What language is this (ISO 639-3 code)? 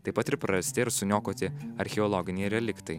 lit